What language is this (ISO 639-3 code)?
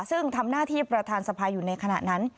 tha